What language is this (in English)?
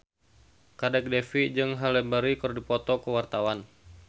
Sundanese